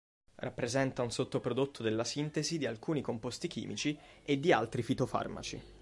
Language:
Italian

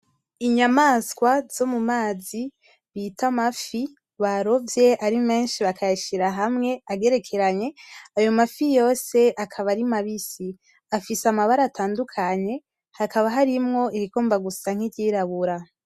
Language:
Rundi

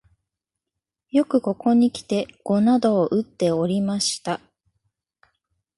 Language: Japanese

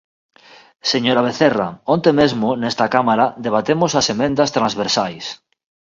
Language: Galician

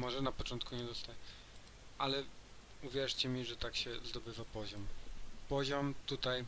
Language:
Polish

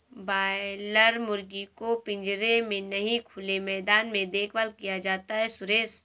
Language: Hindi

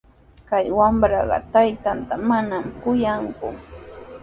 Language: Sihuas Ancash Quechua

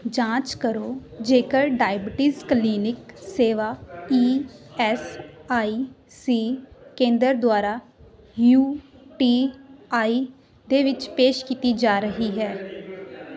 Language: Punjabi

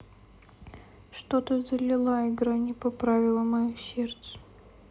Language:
Russian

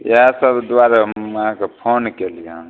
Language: Maithili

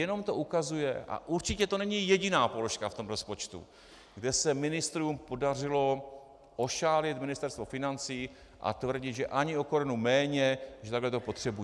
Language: Czech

